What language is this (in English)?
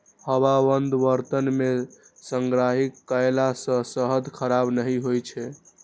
Maithili